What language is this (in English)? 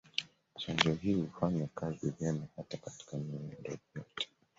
Swahili